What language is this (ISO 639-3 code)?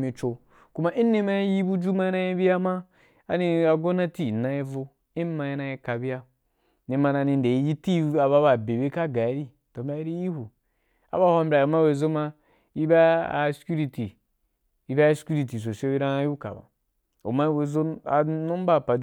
juk